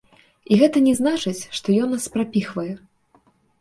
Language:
Belarusian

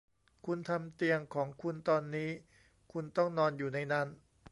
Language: Thai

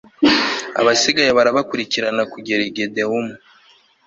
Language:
Kinyarwanda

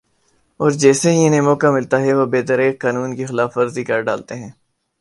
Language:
Urdu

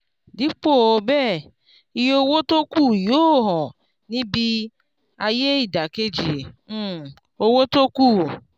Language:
Yoruba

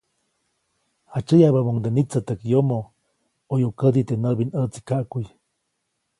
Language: Copainalá Zoque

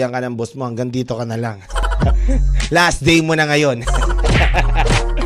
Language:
Filipino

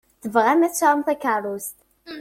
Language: Kabyle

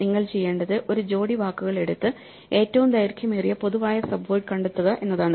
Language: Malayalam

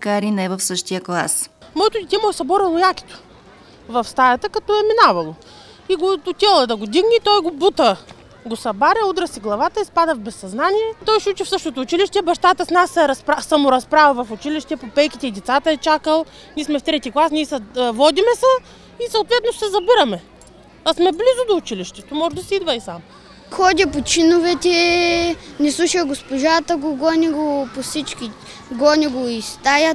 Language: Russian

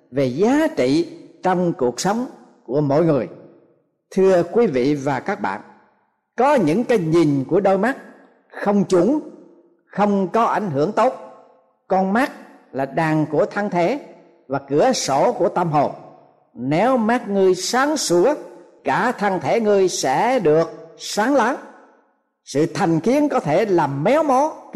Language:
Vietnamese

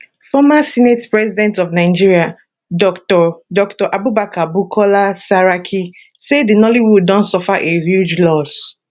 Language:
Nigerian Pidgin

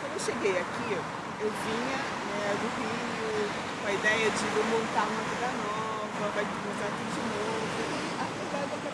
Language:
Portuguese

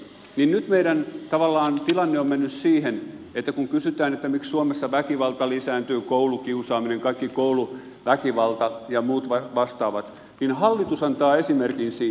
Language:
Finnish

